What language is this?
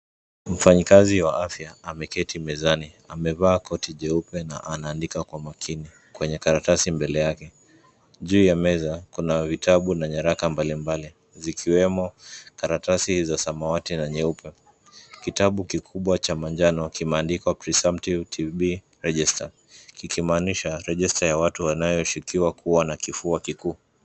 Swahili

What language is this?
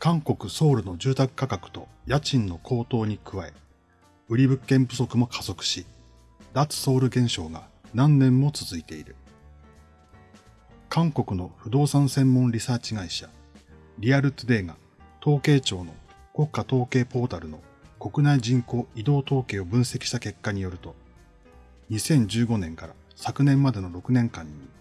Japanese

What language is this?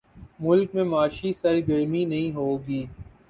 Urdu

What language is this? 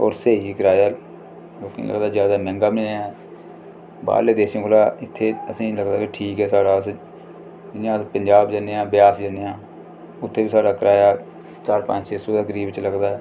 Dogri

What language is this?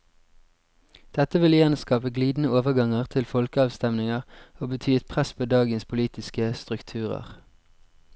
Norwegian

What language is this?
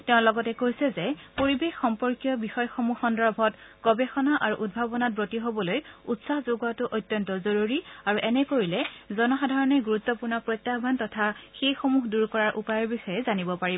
Assamese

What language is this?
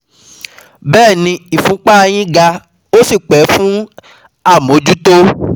Yoruba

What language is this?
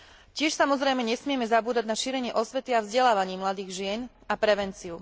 Slovak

